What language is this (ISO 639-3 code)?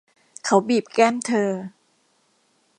tha